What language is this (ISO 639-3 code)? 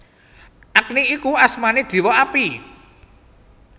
jav